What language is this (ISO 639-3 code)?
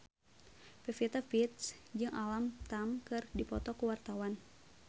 sun